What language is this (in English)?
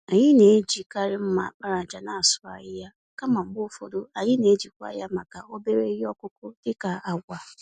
Igbo